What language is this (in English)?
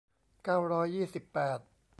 Thai